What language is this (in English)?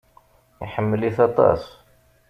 Kabyle